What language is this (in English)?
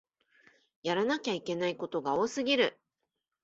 Japanese